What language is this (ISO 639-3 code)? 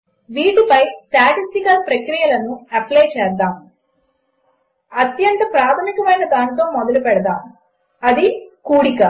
tel